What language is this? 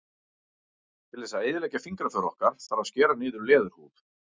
Icelandic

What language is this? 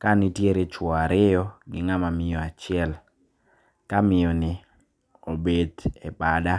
Luo (Kenya and Tanzania)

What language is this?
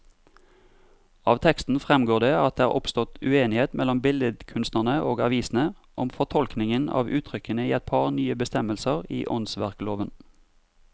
Norwegian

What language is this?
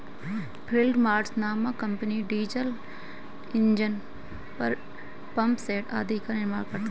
Hindi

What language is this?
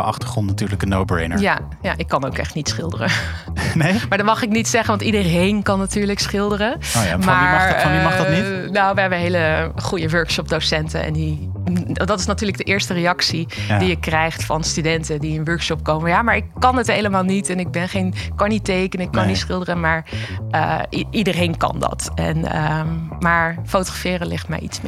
Dutch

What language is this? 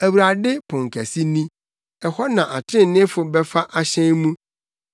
Akan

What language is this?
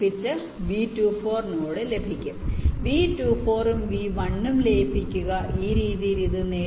Malayalam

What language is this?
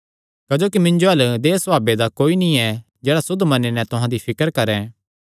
Kangri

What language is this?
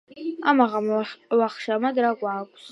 Georgian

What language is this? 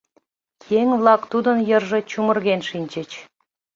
Mari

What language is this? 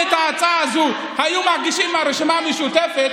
Hebrew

